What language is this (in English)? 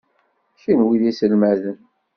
Kabyle